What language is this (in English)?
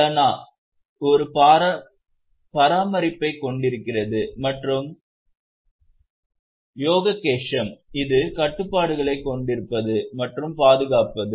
Tamil